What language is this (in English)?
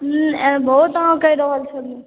Maithili